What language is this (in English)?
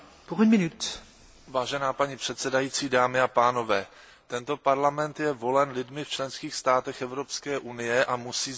Czech